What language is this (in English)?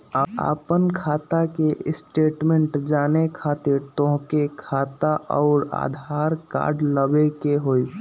Magahi